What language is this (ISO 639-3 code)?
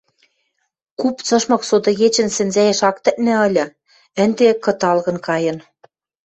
mrj